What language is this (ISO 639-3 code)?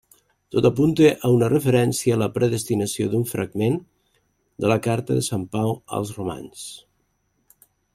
cat